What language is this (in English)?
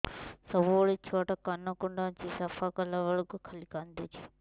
Odia